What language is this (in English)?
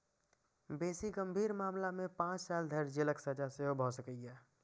Maithili